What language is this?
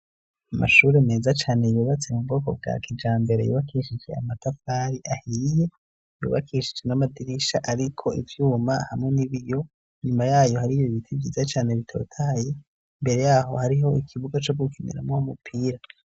Rundi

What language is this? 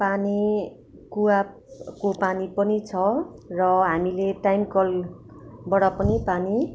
Nepali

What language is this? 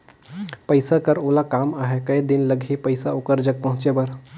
Chhattisgarhi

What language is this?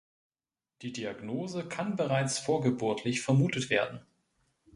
German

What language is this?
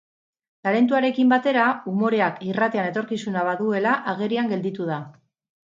Basque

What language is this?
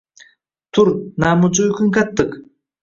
Uzbek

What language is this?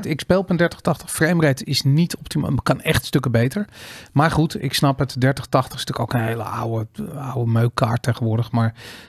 Dutch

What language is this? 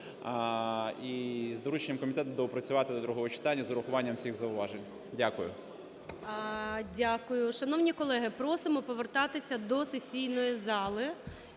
Ukrainian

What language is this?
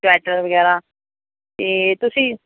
Punjabi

